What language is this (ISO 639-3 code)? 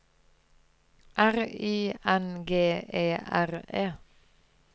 nor